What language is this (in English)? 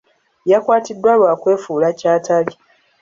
Ganda